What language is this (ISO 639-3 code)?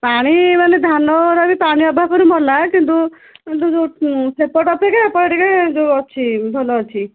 ori